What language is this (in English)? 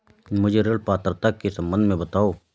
Hindi